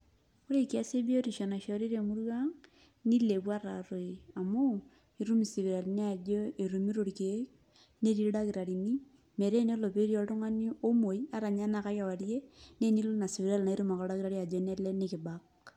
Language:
Masai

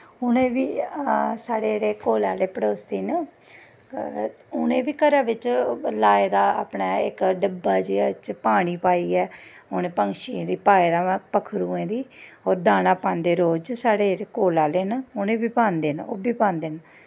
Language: Dogri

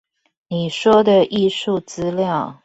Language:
Chinese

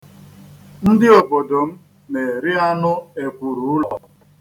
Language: Igbo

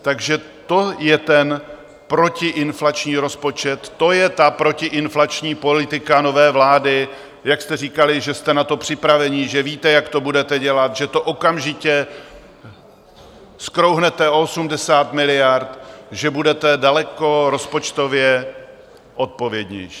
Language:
Czech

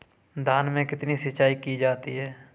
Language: Hindi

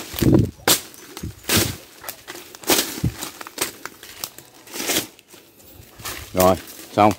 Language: Vietnamese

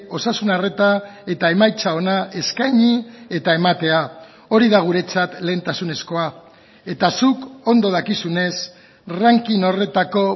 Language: Basque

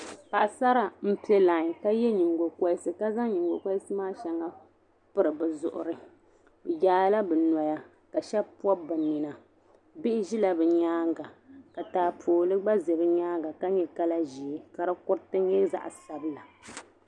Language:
Dagbani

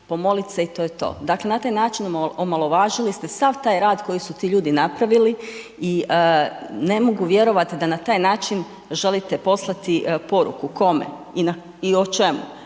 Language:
Croatian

